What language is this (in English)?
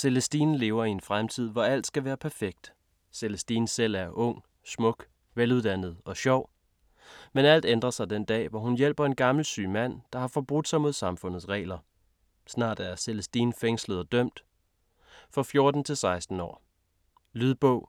Danish